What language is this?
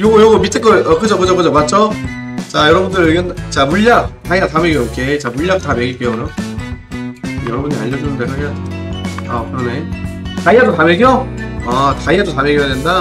Korean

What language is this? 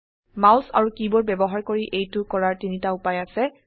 Assamese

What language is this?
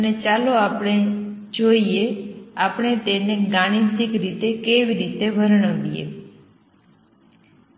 Gujarati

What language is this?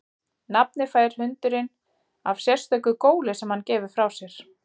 Icelandic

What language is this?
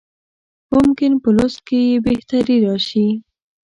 Pashto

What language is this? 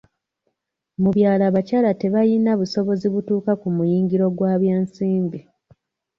Ganda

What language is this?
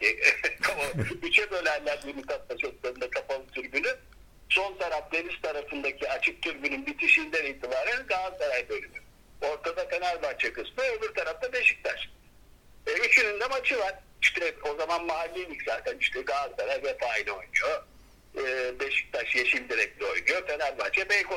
Turkish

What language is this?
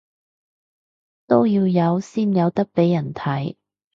Cantonese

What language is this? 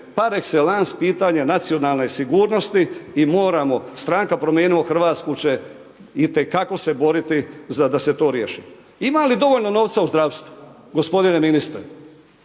Croatian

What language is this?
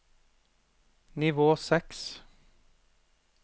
Norwegian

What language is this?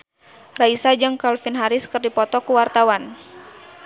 Sundanese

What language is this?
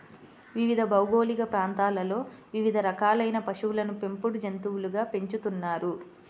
Telugu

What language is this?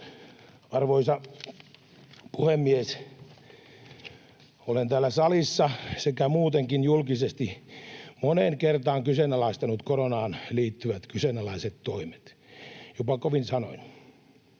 Finnish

